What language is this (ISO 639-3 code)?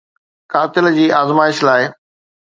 snd